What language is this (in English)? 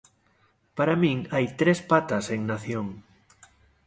Galician